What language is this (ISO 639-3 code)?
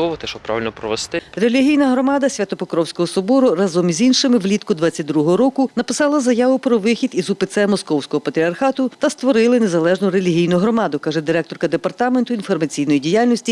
ukr